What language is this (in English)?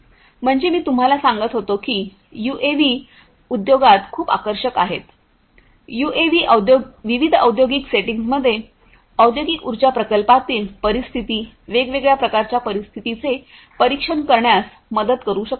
Marathi